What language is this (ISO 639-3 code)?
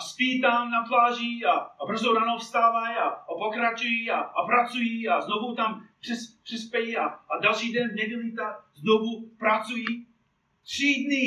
ces